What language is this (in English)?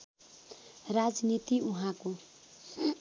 Nepali